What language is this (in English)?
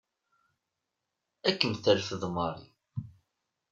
Kabyle